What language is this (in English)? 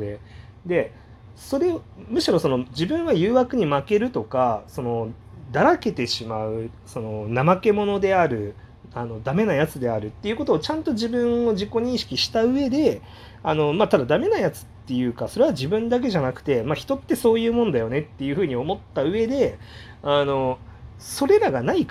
Japanese